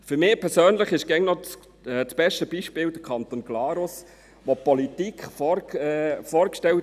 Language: Swiss German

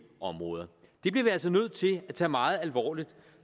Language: Danish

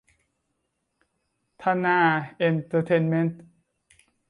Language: Thai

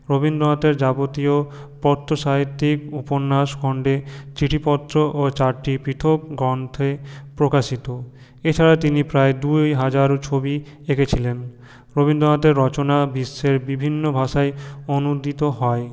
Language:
Bangla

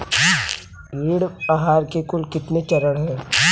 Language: Hindi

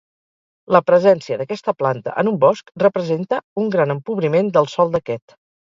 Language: Catalan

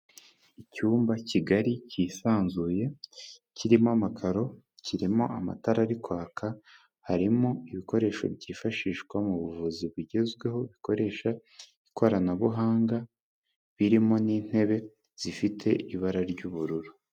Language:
Kinyarwanda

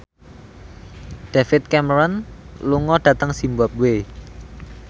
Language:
Javanese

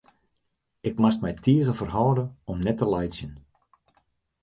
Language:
Western Frisian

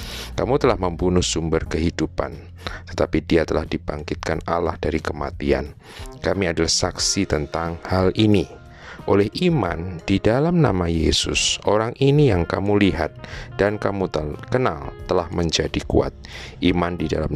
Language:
Indonesian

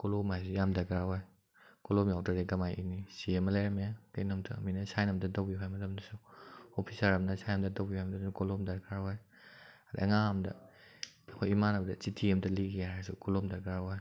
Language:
Manipuri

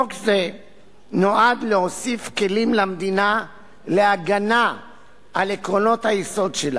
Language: Hebrew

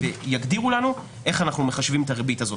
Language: Hebrew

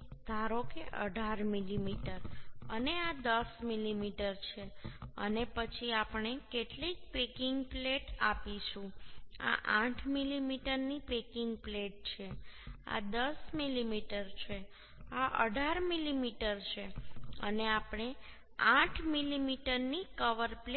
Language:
Gujarati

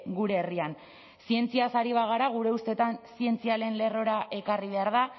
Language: Basque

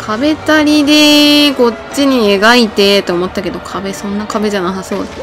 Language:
Japanese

